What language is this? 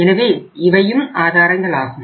Tamil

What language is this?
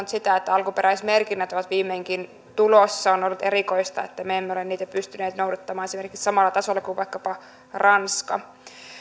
Finnish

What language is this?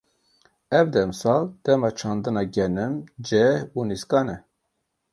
Kurdish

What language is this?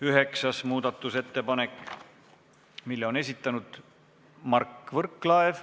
Estonian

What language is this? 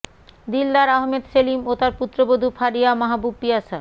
Bangla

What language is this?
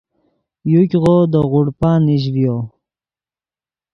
Yidgha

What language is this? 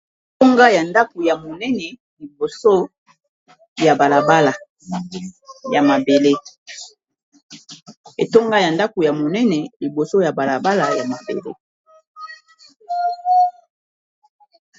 Lingala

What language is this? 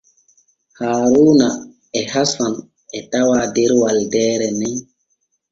Borgu Fulfulde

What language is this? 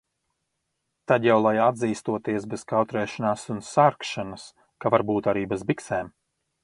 Latvian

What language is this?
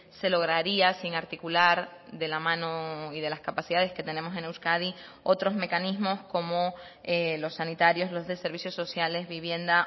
Spanish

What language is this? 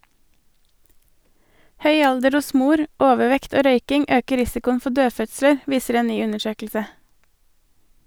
Norwegian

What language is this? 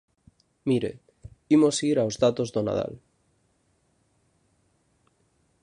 Galician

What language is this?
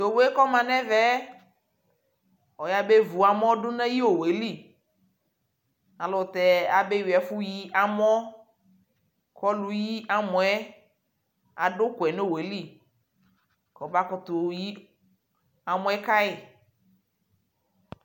Ikposo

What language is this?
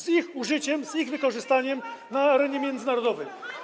Polish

